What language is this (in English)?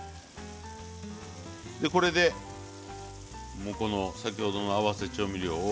Japanese